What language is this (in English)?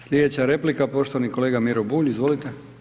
Croatian